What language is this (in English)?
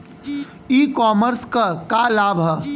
Bhojpuri